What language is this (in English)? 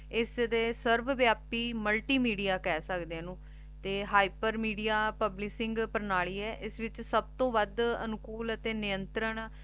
Punjabi